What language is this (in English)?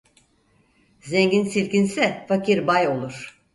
Turkish